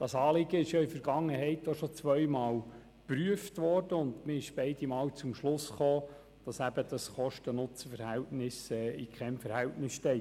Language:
Swiss German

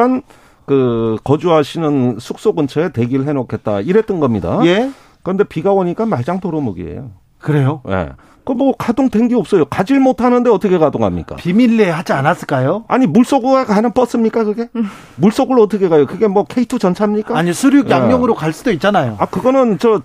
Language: Korean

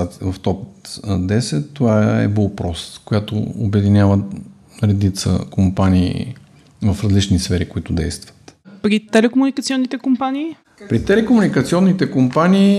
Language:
Bulgarian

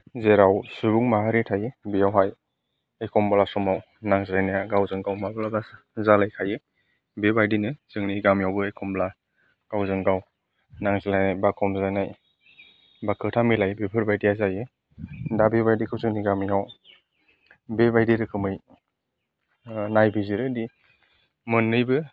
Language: Bodo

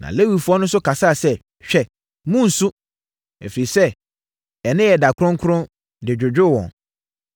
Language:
Akan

